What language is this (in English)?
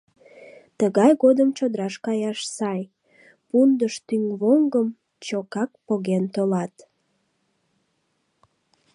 Mari